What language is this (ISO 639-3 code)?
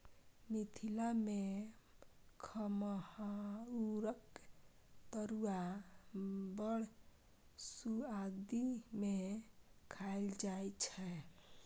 mai